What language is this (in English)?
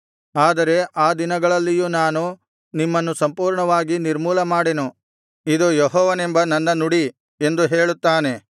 Kannada